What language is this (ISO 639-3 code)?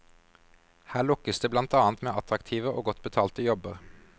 nor